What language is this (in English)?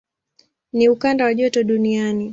Swahili